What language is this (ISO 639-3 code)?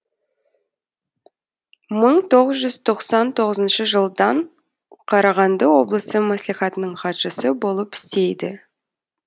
kaz